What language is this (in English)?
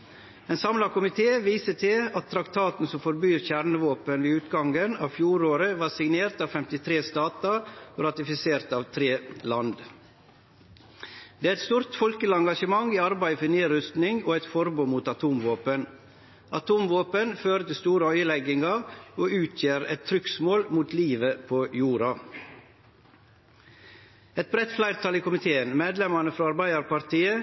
Norwegian Nynorsk